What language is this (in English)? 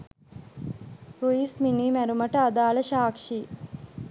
Sinhala